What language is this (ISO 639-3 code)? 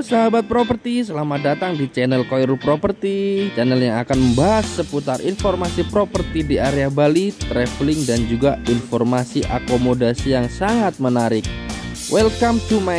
ind